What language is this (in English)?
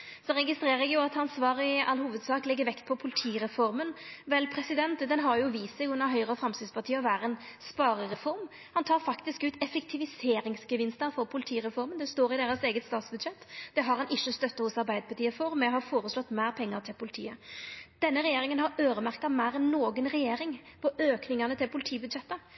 Norwegian Nynorsk